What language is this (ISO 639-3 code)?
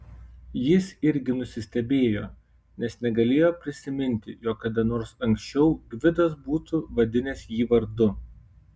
lit